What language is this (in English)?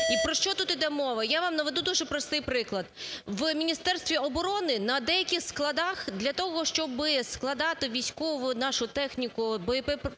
Ukrainian